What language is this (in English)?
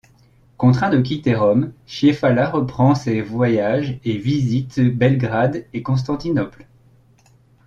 French